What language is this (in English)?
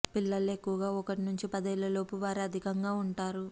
Telugu